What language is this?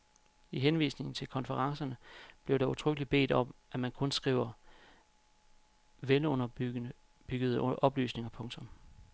Danish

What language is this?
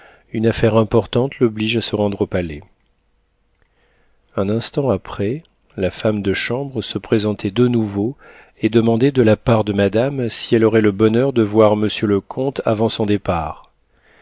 French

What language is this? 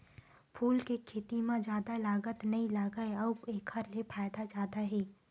Chhattisgarhi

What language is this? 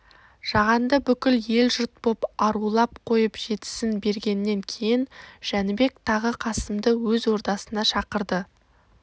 Kazakh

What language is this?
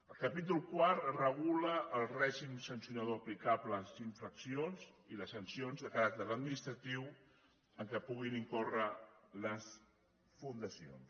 Catalan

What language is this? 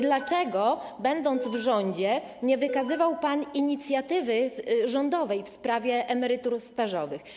Polish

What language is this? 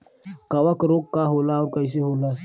Bhojpuri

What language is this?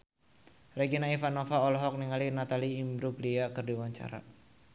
Sundanese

